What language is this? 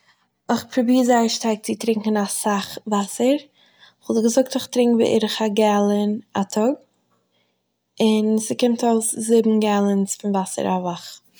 Yiddish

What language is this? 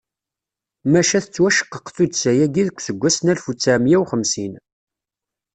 Kabyle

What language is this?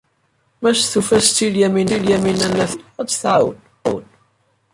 Kabyle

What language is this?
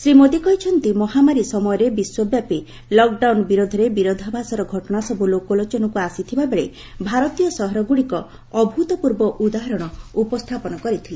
Odia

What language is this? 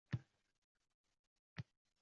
Uzbek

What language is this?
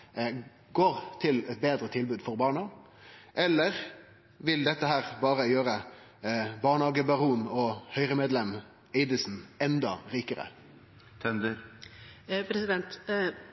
Norwegian Nynorsk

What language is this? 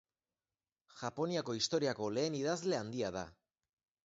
Basque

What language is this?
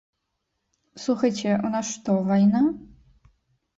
Belarusian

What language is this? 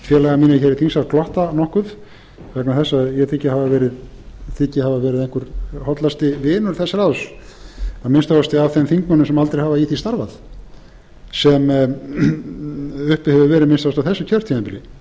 Icelandic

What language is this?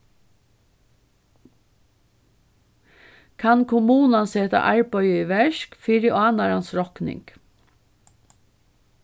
Faroese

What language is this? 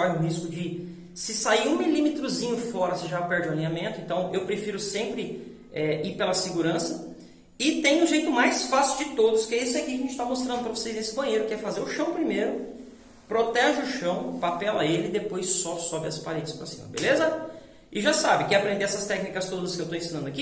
Portuguese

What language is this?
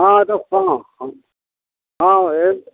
Odia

